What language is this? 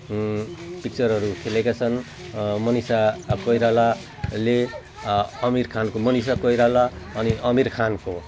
Nepali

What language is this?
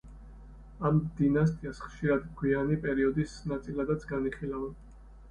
Georgian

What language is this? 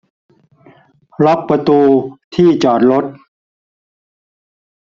Thai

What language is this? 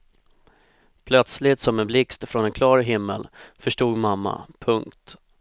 Swedish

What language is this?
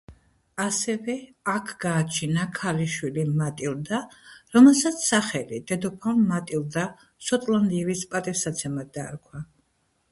Georgian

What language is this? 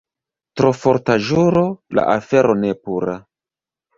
Esperanto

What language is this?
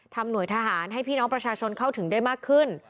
Thai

